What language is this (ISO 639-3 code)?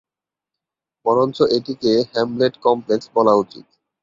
ben